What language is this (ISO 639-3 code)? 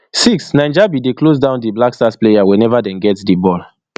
pcm